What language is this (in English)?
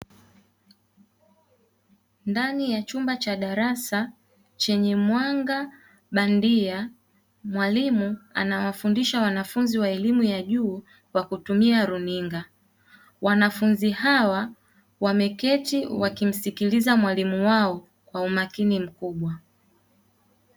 Swahili